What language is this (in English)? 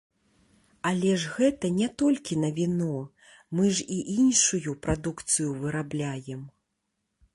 Belarusian